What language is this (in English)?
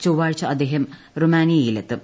Malayalam